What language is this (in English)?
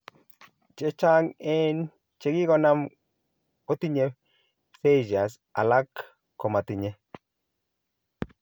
Kalenjin